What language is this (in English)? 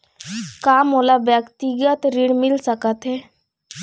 Chhattisgarhi